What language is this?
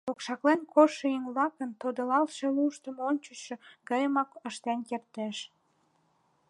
Mari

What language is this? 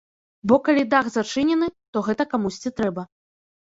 Belarusian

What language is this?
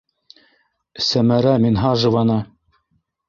Bashkir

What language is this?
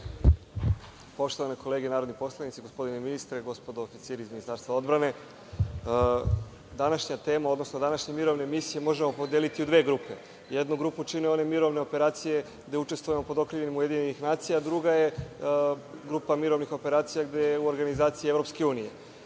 Serbian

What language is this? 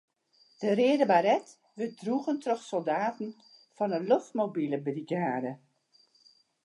Western Frisian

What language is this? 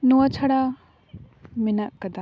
Santali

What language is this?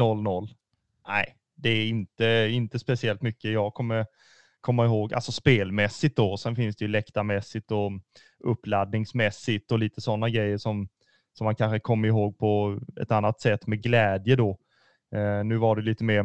Swedish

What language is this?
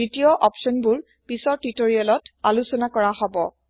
Assamese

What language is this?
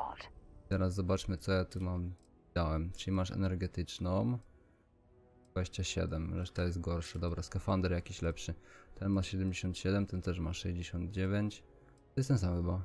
Polish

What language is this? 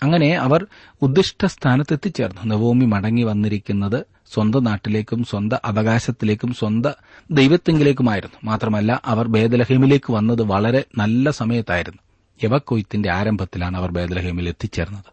Malayalam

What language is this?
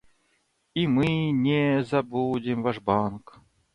Russian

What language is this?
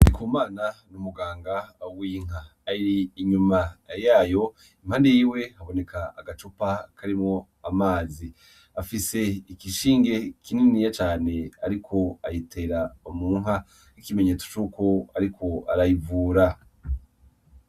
Rundi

